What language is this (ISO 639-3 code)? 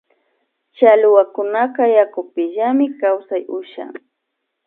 qvi